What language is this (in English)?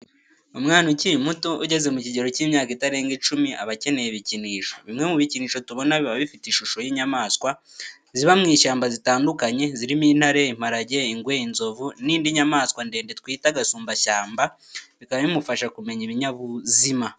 Kinyarwanda